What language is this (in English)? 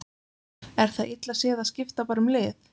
Icelandic